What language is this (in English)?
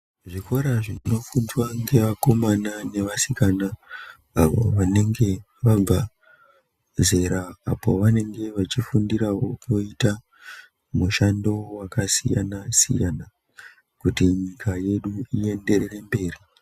Ndau